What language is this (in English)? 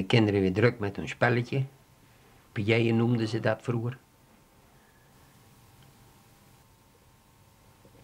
Dutch